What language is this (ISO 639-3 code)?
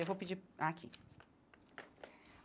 por